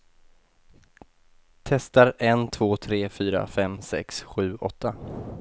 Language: Swedish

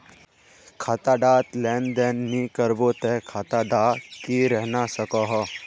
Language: Magahi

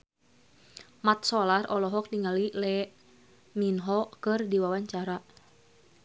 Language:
Sundanese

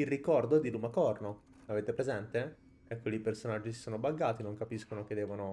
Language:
Italian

